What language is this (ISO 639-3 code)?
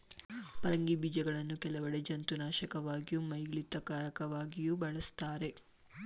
kan